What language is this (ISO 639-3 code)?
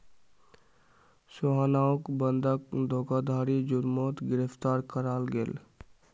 mag